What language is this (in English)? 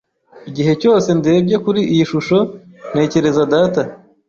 Kinyarwanda